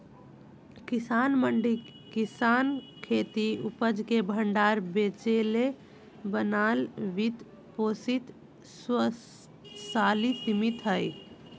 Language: Magahi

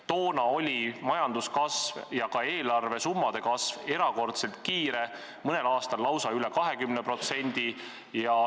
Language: Estonian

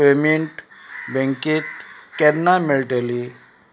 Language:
Konkani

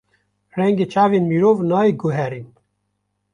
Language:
Kurdish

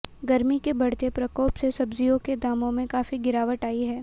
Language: Hindi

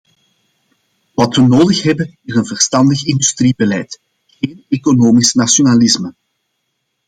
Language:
Dutch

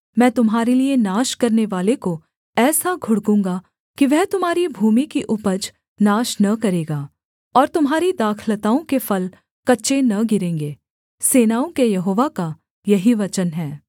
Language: Hindi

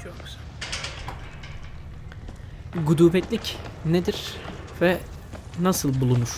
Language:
Turkish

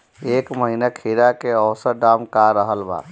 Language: Bhojpuri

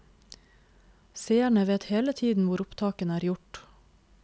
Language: Norwegian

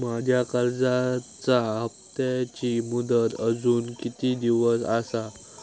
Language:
Marathi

